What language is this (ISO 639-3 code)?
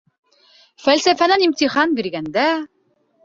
bak